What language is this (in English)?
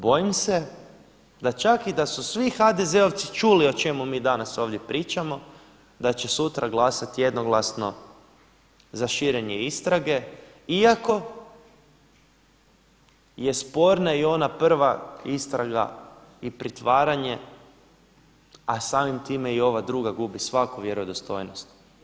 Croatian